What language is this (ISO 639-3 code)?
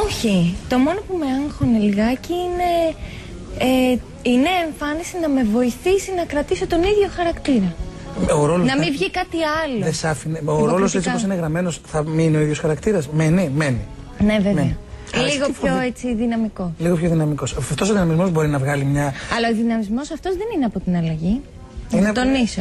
ell